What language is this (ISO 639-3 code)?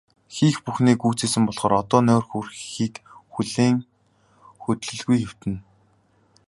mon